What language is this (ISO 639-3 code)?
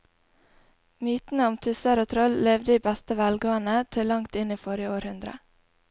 nor